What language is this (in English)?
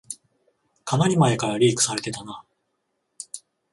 Japanese